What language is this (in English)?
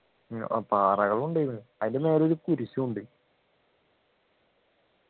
Malayalam